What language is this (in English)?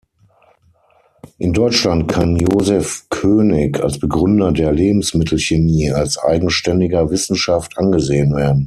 German